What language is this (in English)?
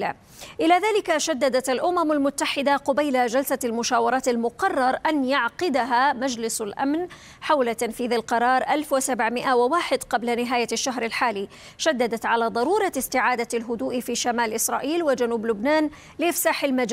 Arabic